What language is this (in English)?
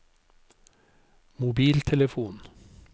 Norwegian